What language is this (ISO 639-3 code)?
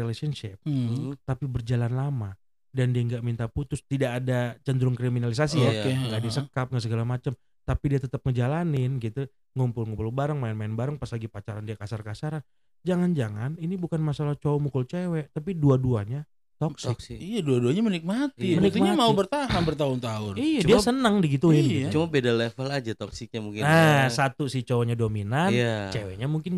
ind